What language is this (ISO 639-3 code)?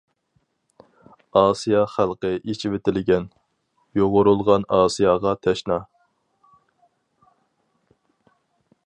uig